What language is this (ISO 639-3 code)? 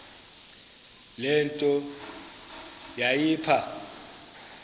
xho